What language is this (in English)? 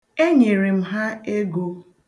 Igbo